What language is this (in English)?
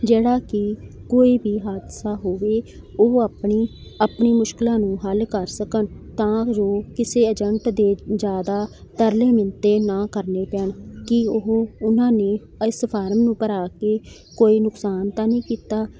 Punjabi